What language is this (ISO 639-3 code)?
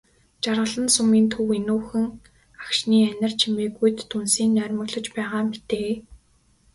mon